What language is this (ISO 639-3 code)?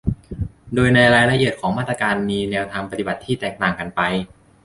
tha